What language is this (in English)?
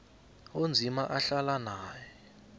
South Ndebele